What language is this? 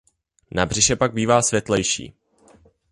Czech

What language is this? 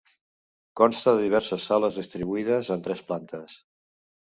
Catalan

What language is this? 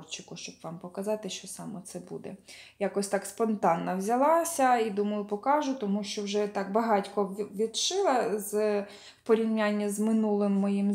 Ukrainian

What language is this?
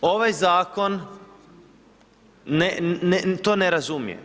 Croatian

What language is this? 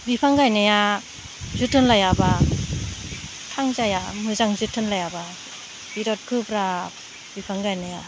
Bodo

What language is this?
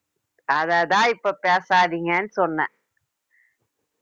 Tamil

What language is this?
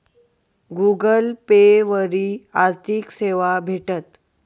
Marathi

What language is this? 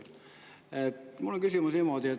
Estonian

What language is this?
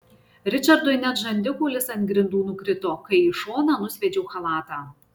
Lithuanian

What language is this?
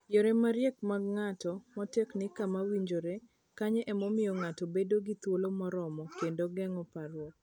Luo (Kenya and Tanzania)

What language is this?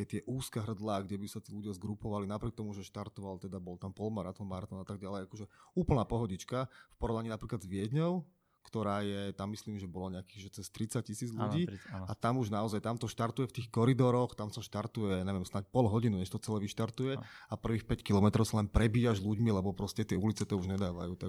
Slovak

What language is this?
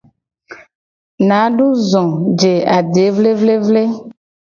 Gen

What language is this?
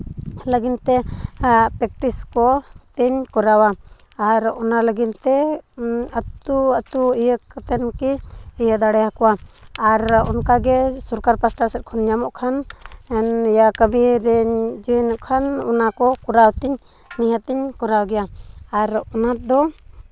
Santali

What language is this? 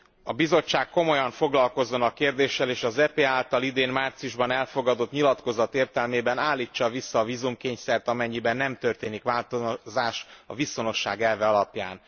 Hungarian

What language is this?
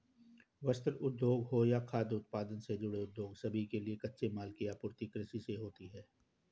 Hindi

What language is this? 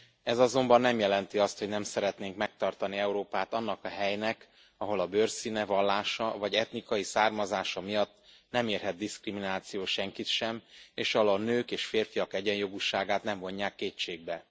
Hungarian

